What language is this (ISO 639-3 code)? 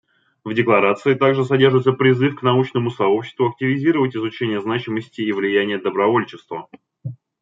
rus